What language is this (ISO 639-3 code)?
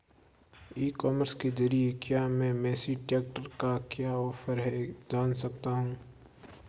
hin